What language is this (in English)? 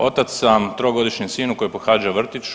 Croatian